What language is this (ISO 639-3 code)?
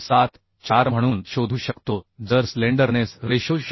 mar